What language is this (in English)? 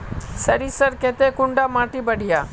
Magahi